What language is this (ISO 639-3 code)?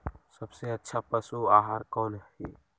mag